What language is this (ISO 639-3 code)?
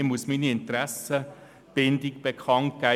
gsw